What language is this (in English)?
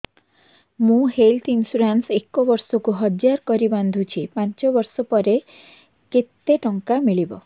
Odia